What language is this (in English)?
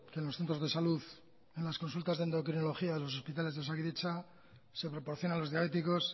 Spanish